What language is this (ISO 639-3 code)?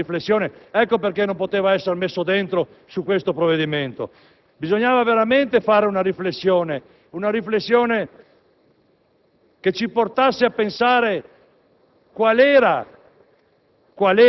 ita